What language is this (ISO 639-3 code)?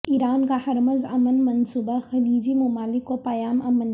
urd